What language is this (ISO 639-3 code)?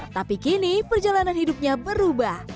ind